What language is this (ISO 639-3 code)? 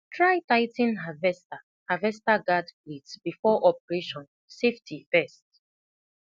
pcm